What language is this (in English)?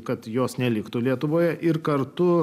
Lithuanian